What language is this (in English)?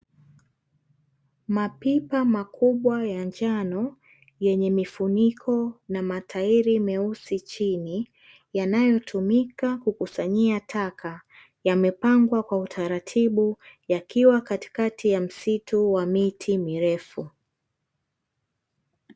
Swahili